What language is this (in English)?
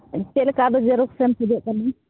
Santali